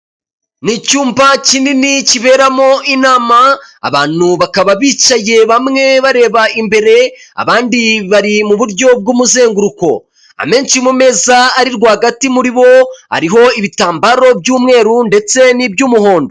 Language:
Kinyarwanda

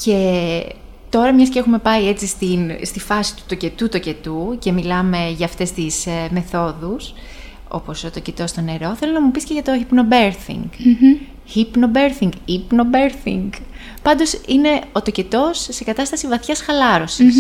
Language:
Greek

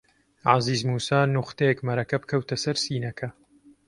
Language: Central Kurdish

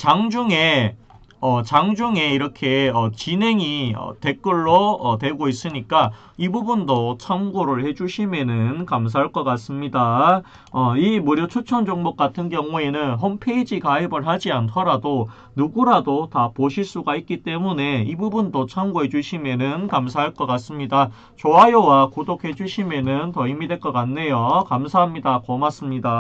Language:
Korean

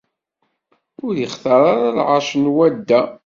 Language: Kabyle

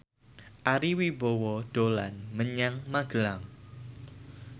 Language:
Javanese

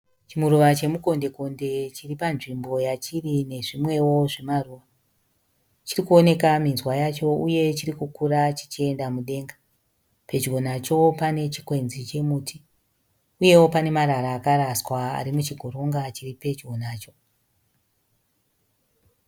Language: Shona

